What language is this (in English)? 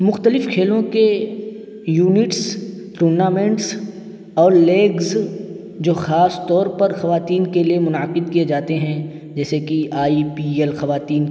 Urdu